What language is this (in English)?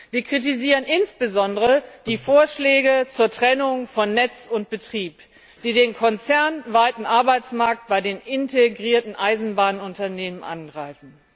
German